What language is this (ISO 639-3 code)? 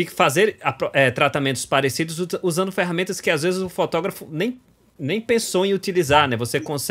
por